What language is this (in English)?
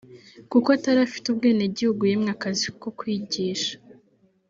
Kinyarwanda